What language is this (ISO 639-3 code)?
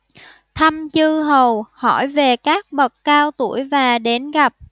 vie